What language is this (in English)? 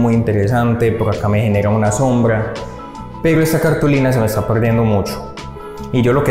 Spanish